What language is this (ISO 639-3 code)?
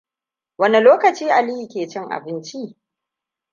hau